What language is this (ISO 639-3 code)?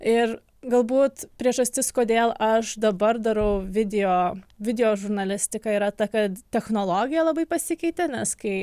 lit